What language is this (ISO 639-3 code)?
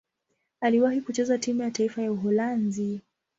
swa